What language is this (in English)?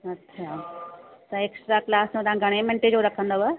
Sindhi